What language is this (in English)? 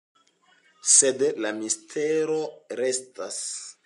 Esperanto